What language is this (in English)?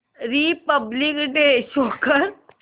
Marathi